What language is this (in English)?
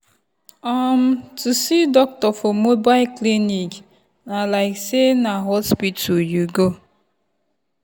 Nigerian Pidgin